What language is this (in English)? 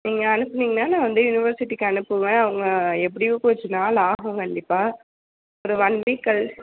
Tamil